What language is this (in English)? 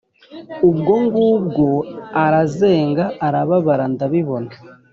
Kinyarwanda